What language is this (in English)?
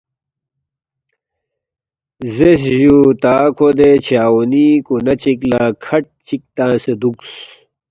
Balti